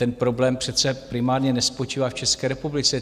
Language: Czech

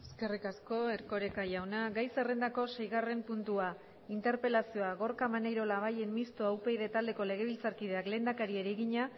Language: Basque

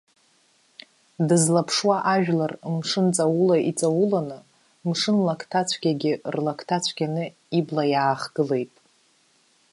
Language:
Abkhazian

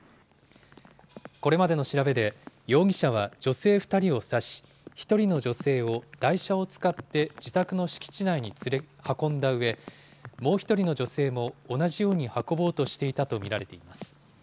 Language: Japanese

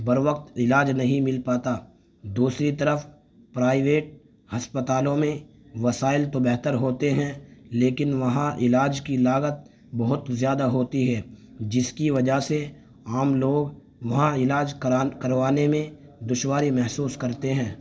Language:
Urdu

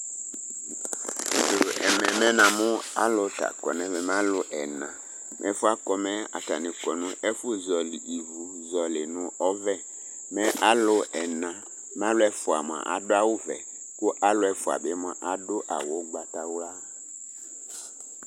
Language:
Ikposo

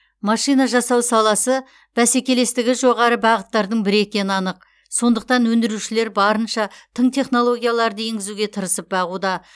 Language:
Kazakh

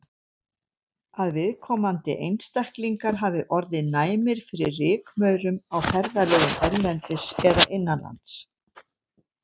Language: Icelandic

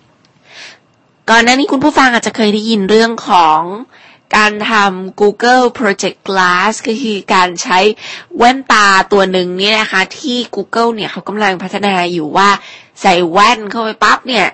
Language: Thai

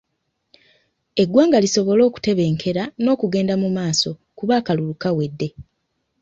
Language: Ganda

